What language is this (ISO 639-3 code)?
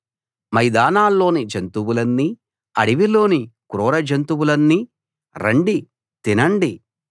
tel